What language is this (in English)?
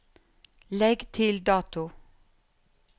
Norwegian